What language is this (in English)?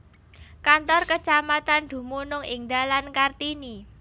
Javanese